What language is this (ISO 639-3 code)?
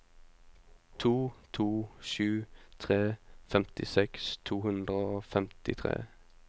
nor